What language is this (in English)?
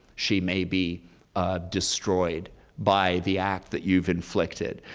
English